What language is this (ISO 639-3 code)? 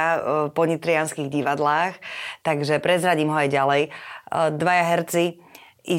slk